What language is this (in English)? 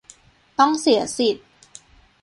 Thai